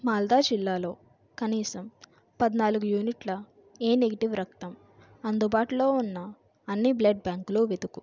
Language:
Telugu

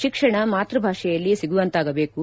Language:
Kannada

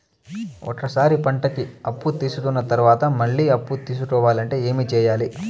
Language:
Telugu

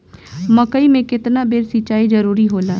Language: Bhojpuri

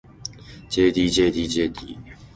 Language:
Japanese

